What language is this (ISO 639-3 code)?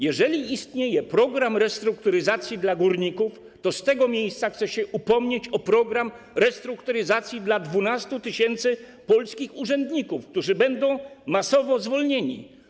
pol